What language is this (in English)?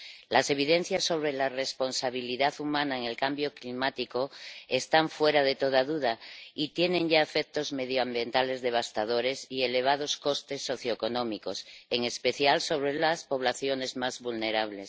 Spanish